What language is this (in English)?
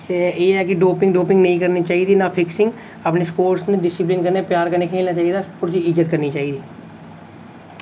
Dogri